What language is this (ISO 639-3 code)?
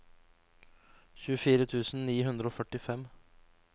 nor